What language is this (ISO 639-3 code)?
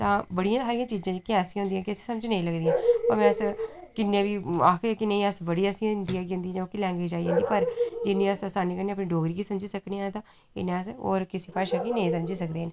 doi